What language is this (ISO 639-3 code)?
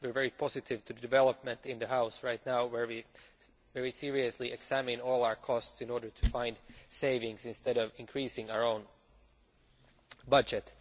eng